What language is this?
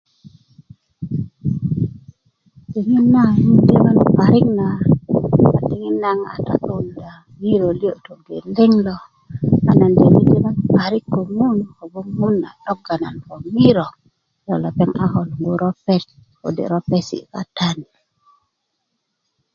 Kuku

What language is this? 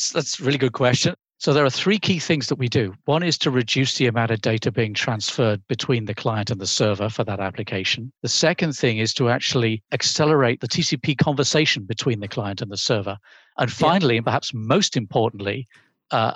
English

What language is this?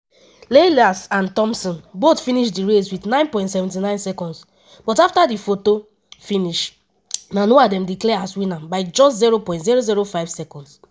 Nigerian Pidgin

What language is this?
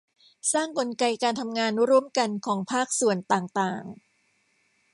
Thai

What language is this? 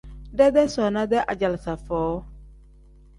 Tem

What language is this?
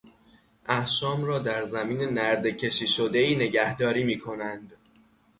Persian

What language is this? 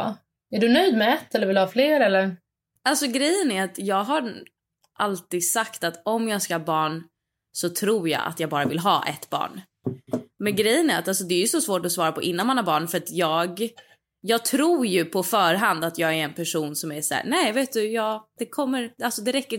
Swedish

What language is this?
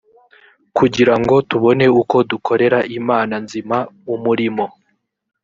Kinyarwanda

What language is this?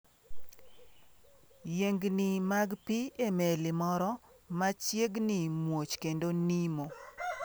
Luo (Kenya and Tanzania)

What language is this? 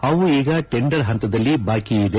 Kannada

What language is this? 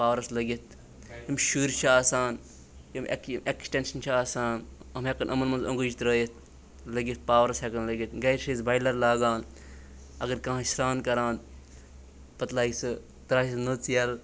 Kashmiri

